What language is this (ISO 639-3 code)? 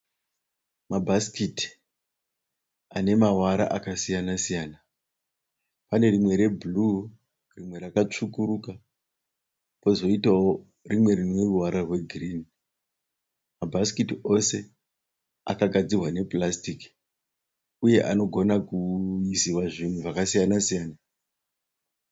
sna